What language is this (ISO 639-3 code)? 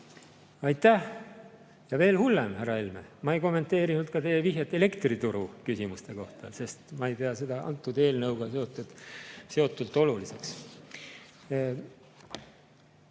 est